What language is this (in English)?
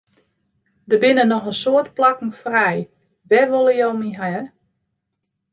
Western Frisian